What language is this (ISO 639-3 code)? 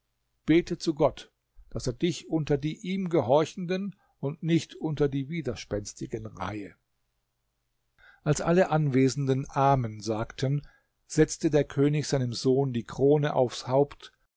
deu